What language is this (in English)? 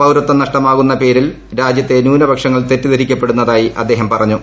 Malayalam